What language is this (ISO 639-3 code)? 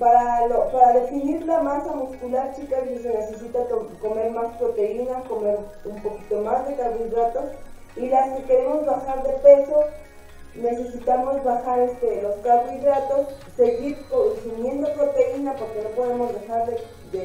spa